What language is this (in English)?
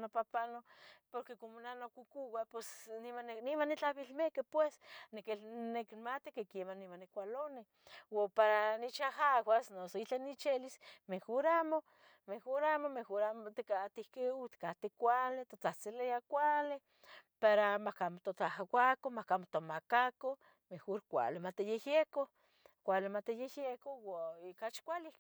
Tetelcingo Nahuatl